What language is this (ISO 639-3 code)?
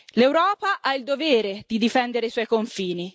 ita